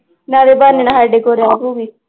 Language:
Punjabi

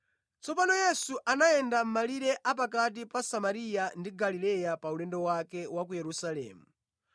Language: Nyanja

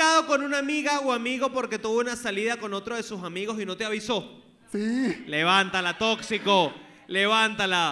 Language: Spanish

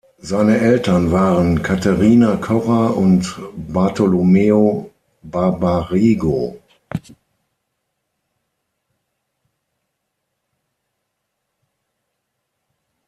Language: German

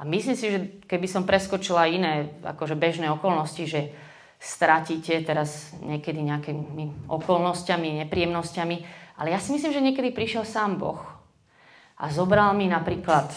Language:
Slovak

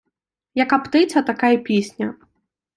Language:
Ukrainian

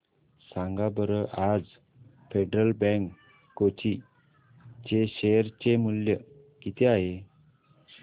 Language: Marathi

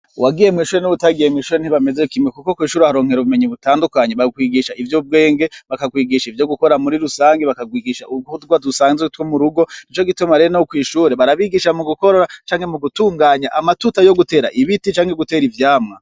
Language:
Rundi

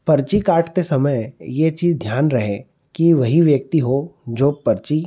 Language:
Hindi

